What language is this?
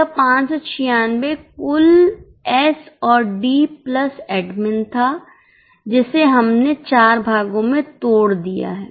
Hindi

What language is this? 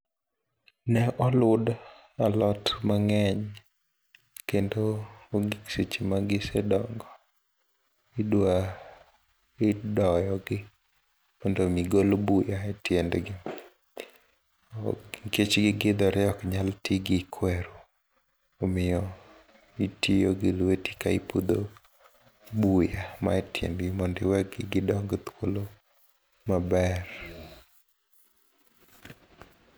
Luo (Kenya and Tanzania)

